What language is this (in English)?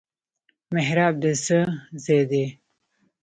Pashto